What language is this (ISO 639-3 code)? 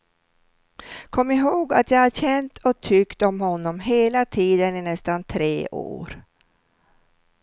swe